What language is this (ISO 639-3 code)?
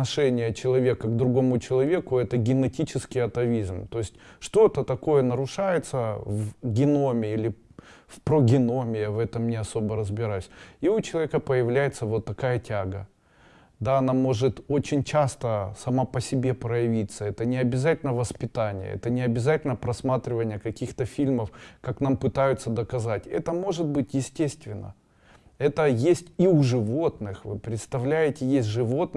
rus